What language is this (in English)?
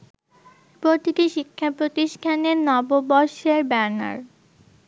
Bangla